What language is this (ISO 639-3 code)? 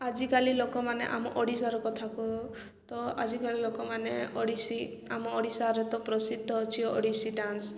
ori